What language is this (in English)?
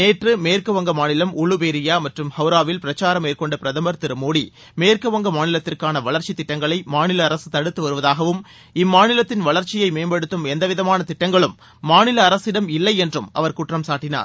Tamil